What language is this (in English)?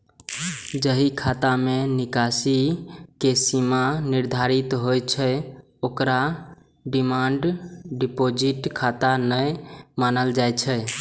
Maithili